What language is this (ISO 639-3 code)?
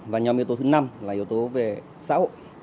vie